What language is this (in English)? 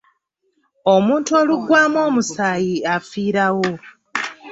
Ganda